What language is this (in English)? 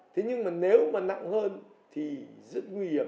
Vietnamese